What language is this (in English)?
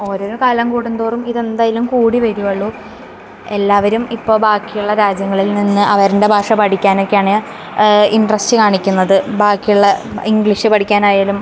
Malayalam